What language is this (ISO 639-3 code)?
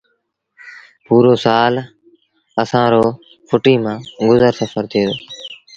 sbn